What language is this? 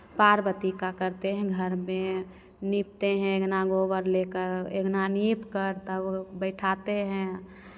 Hindi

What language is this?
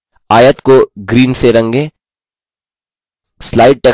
Hindi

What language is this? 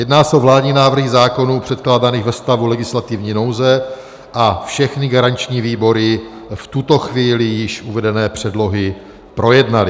Czech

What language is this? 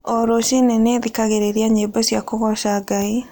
Kikuyu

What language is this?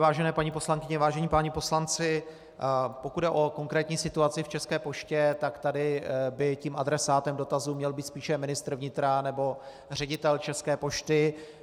Czech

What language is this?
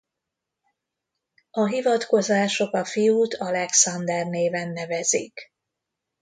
Hungarian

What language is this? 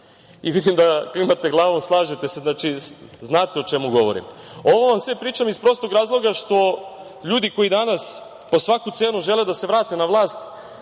Serbian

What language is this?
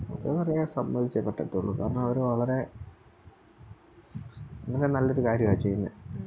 Malayalam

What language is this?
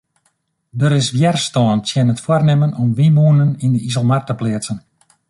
Western Frisian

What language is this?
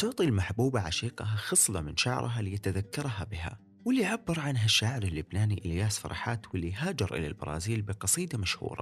Arabic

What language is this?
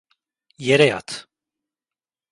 Turkish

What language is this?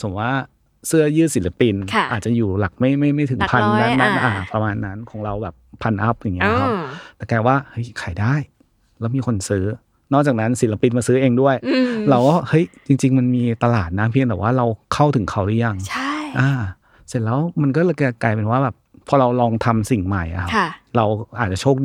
Thai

